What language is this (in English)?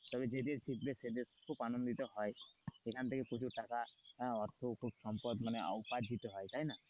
Bangla